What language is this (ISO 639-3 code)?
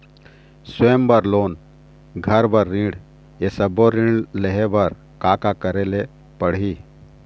hne